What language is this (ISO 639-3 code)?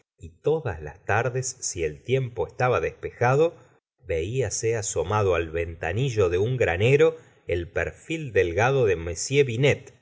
spa